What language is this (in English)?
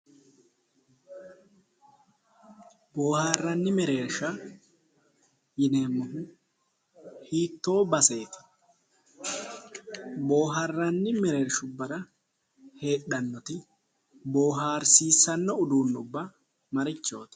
Sidamo